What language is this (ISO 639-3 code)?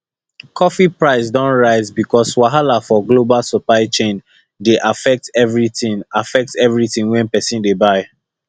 pcm